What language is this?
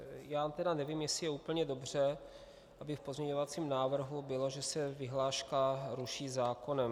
Czech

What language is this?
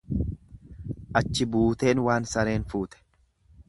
Oromo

